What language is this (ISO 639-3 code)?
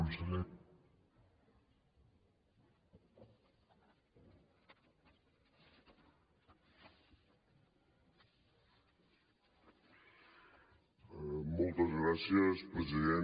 cat